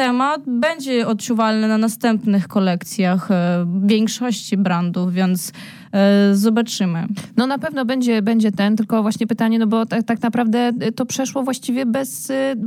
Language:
Polish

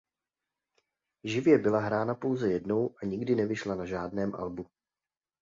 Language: Czech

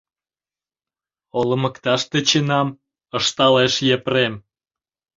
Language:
Mari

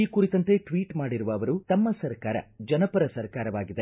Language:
Kannada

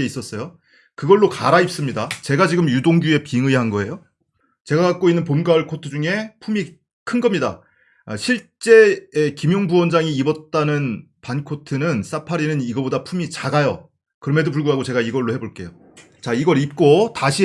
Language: Korean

